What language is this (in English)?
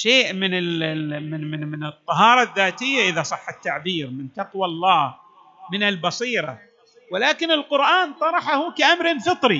Arabic